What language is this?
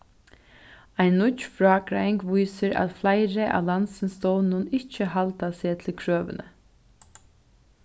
Faroese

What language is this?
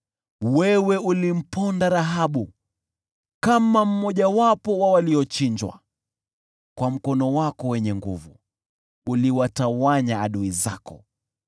Swahili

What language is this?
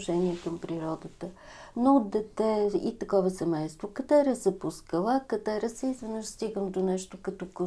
Bulgarian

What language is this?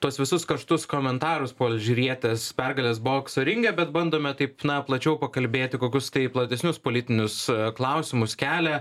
Lithuanian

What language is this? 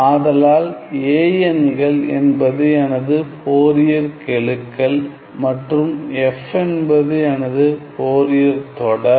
Tamil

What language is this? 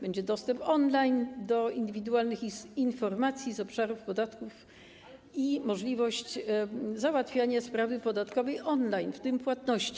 Polish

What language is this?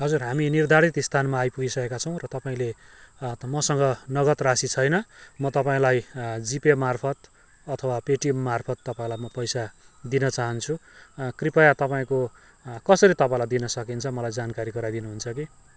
Nepali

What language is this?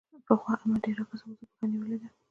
Pashto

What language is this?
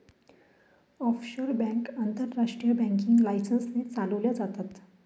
Marathi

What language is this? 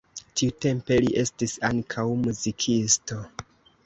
Esperanto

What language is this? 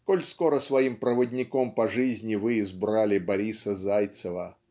Russian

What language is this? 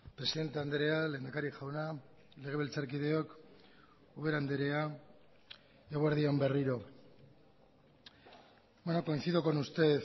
Basque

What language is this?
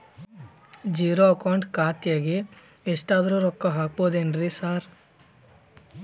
Kannada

